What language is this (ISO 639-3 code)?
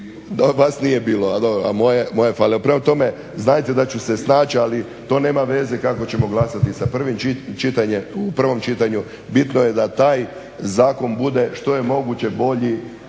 hrv